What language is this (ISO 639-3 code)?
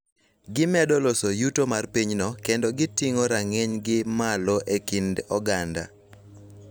luo